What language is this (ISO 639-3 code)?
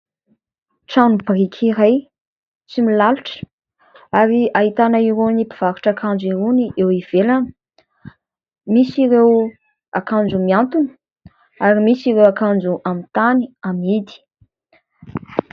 mlg